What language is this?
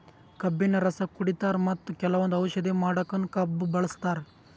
Kannada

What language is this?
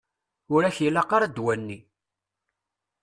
Kabyle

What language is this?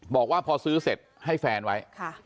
Thai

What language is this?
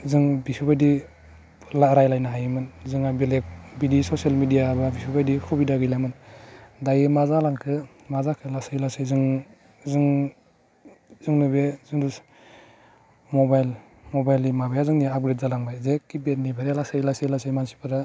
Bodo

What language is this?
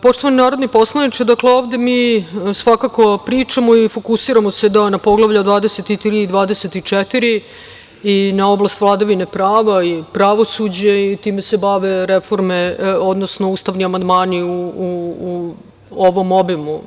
Serbian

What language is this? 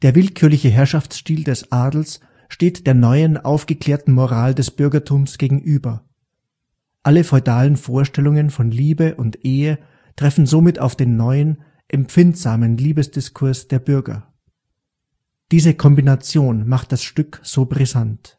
German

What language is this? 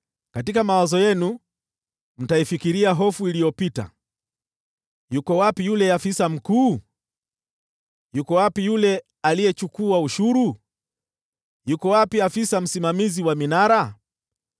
Swahili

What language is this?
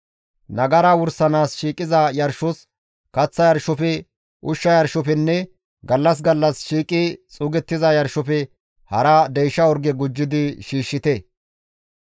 Gamo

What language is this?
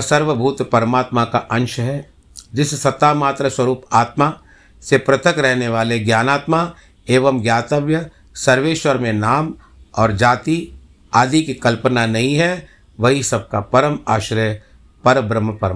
Hindi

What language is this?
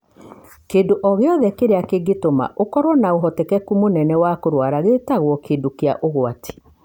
Kikuyu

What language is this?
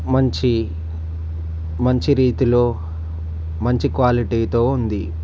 Telugu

